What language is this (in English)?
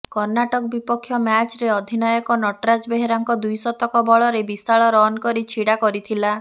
Odia